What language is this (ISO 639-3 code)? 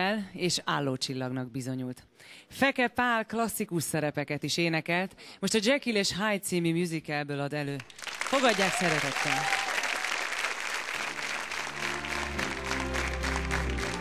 hun